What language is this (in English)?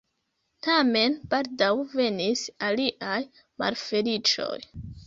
Esperanto